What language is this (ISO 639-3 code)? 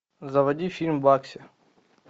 rus